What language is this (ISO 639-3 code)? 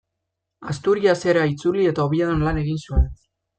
eus